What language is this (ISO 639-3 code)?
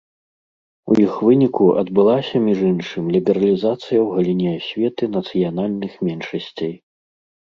bel